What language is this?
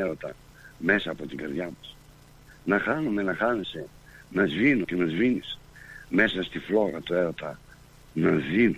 Greek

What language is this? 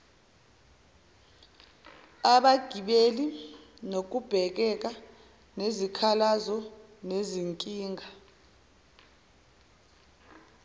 Zulu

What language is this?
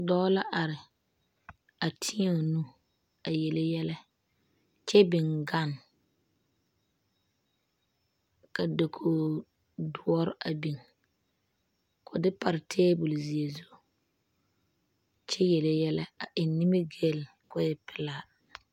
Southern Dagaare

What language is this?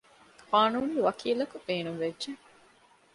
Divehi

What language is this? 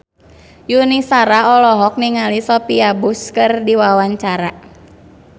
Sundanese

